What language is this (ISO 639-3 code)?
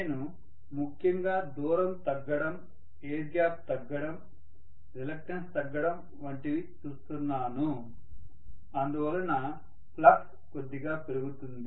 tel